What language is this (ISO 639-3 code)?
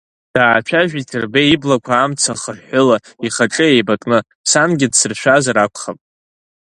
abk